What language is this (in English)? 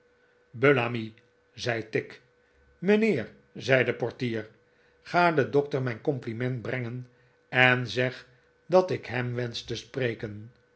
Dutch